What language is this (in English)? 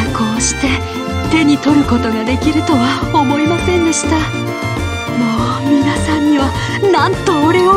Japanese